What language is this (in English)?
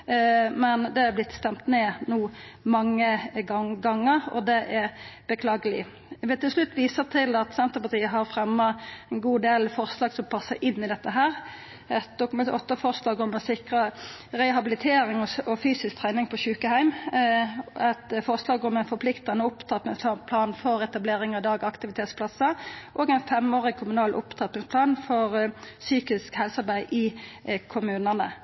Norwegian Nynorsk